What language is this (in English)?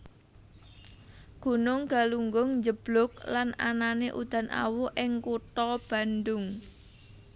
Javanese